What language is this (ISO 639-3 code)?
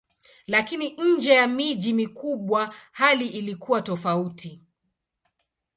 swa